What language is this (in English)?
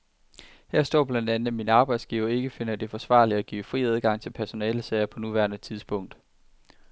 Danish